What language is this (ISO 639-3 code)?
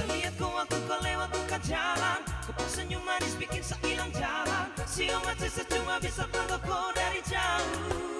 ind